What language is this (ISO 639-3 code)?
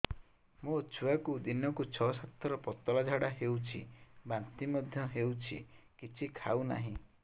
ori